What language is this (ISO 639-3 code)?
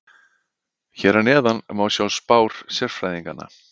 isl